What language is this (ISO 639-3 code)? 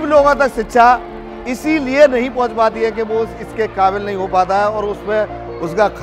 hin